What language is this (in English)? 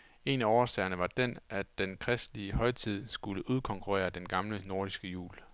Danish